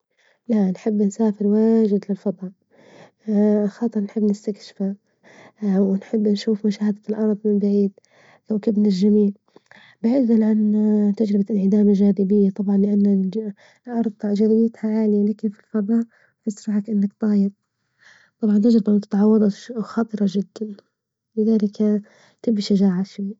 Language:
Libyan Arabic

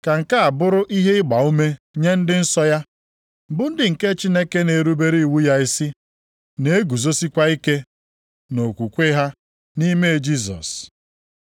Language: Igbo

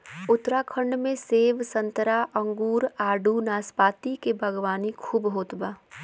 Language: Bhojpuri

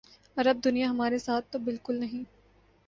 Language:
Urdu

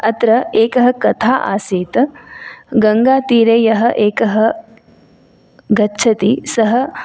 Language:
Sanskrit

